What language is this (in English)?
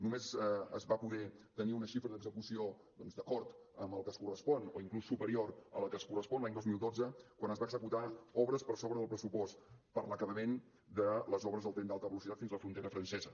Catalan